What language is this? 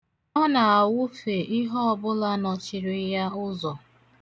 Igbo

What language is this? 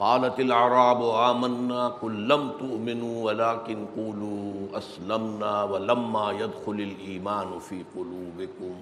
Urdu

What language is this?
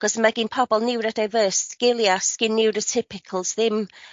Welsh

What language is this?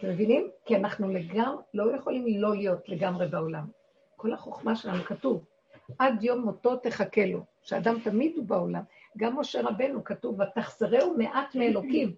Hebrew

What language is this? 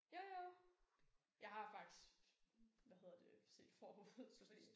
Danish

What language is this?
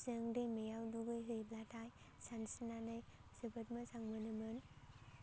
Bodo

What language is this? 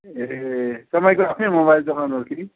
Nepali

